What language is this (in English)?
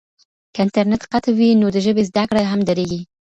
Pashto